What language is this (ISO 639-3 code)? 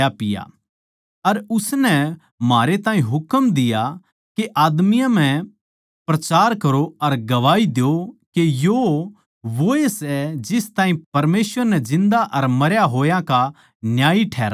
bgc